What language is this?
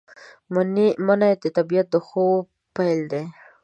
Pashto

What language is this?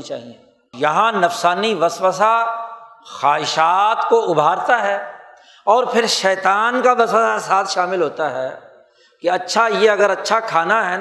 Urdu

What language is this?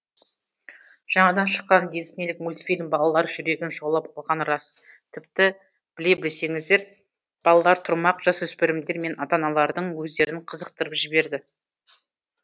Kazakh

